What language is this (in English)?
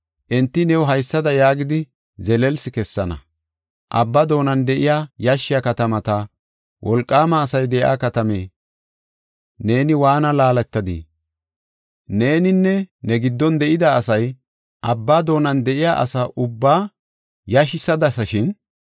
Gofa